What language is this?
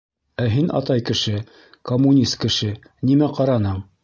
Bashkir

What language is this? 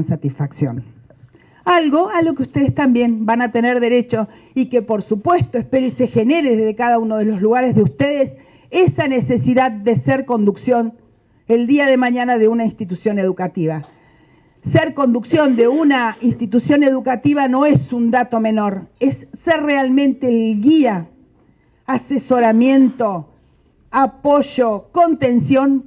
Spanish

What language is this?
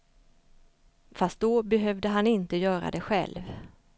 Swedish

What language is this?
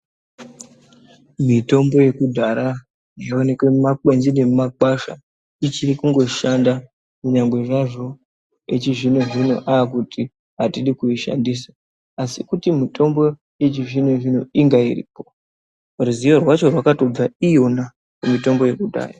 Ndau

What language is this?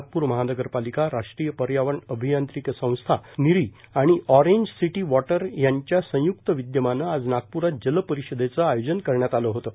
Marathi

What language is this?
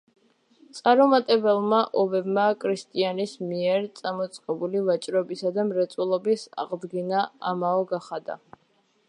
Georgian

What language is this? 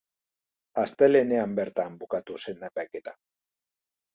Basque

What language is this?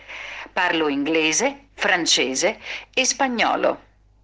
Russian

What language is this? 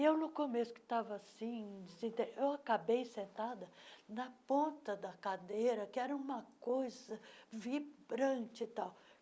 Portuguese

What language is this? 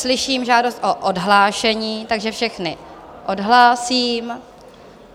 Czech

